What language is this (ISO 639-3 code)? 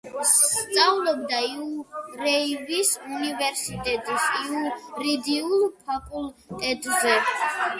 kat